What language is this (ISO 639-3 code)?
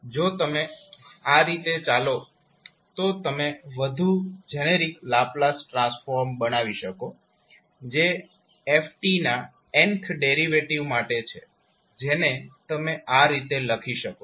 guj